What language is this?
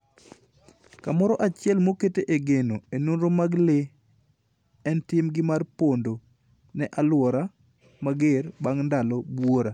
Luo (Kenya and Tanzania)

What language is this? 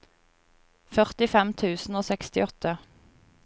Norwegian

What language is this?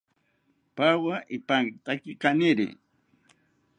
South Ucayali Ashéninka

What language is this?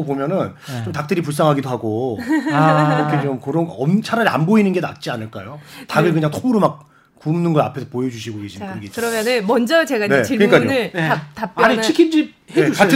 Korean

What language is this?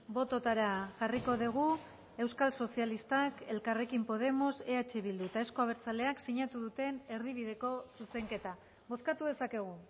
Basque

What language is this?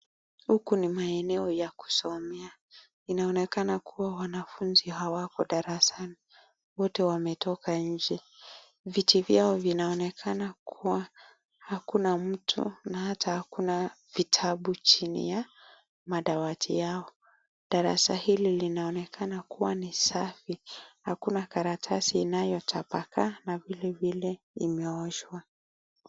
Swahili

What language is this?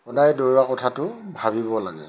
Assamese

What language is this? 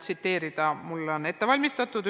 Estonian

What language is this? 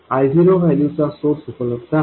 Marathi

